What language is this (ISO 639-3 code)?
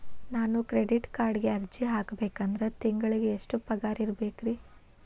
kan